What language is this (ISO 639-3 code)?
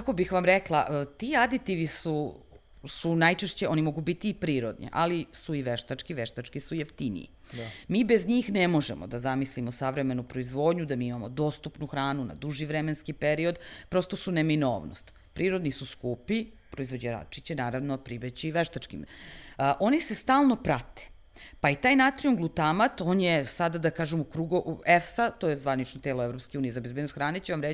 hrv